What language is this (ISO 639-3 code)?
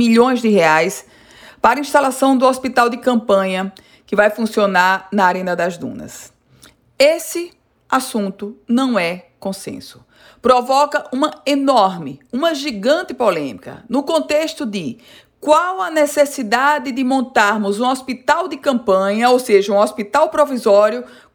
por